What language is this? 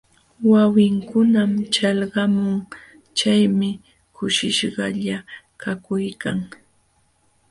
Jauja Wanca Quechua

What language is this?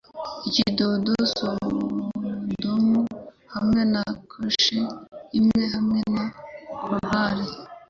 Kinyarwanda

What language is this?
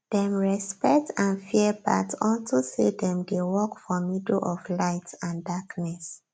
Nigerian Pidgin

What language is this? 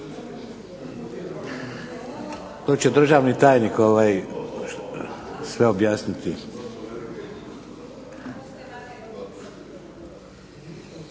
Croatian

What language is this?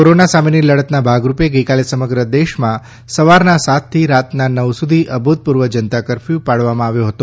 Gujarati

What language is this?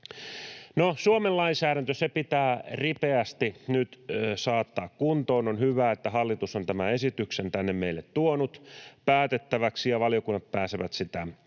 Finnish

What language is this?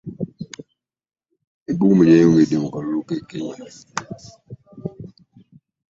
Ganda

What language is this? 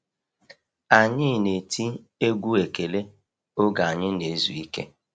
Igbo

